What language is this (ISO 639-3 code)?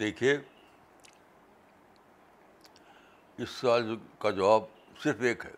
urd